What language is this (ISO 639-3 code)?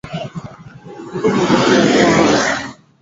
swa